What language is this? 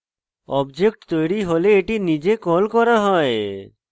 Bangla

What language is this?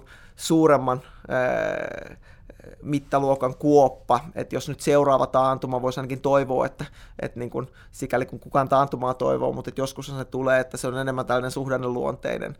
Finnish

